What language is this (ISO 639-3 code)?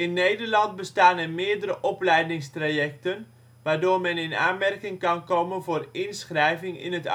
nld